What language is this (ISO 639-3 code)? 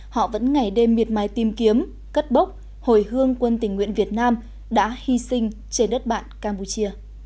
vie